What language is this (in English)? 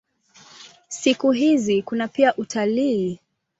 Swahili